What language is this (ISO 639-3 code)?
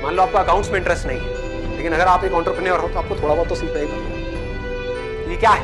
hin